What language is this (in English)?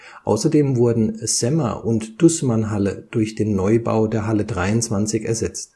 German